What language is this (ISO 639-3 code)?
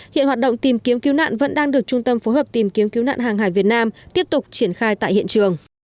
vie